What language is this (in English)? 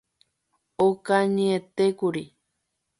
Guarani